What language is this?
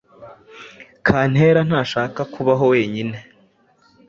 Kinyarwanda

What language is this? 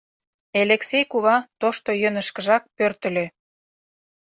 Mari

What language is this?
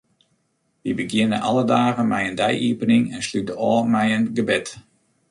Western Frisian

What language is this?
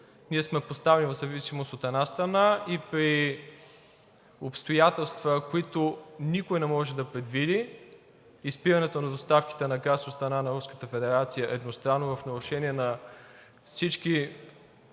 Bulgarian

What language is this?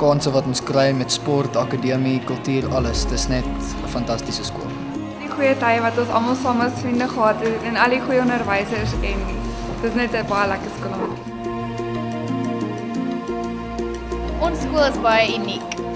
Dutch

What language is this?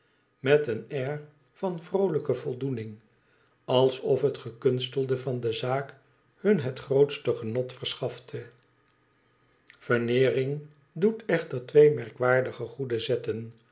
Dutch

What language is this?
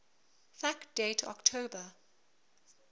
English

